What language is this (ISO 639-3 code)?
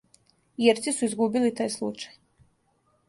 srp